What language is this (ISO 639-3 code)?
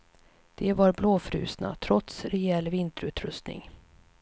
swe